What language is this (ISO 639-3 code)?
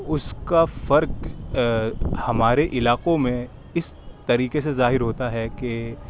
urd